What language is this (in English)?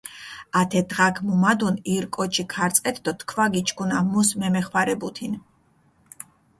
Mingrelian